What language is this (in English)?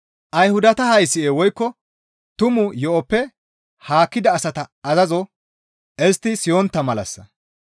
Gamo